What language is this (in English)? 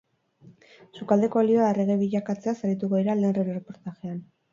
Basque